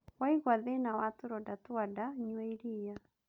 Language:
Kikuyu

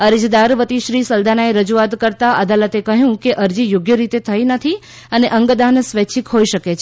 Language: Gujarati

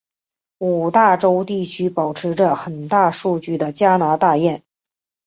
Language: Chinese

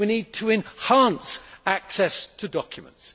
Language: English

